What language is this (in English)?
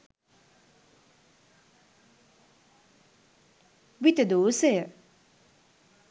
Sinhala